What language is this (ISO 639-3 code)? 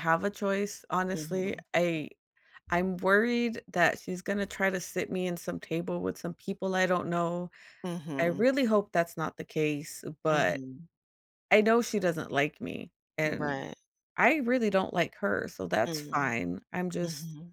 eng